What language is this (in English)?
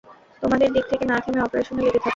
Bangla